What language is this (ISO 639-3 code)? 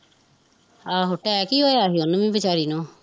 pan